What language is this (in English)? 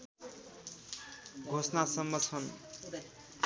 Nepali